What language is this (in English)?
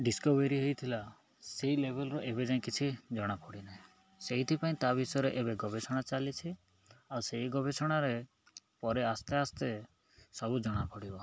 Odia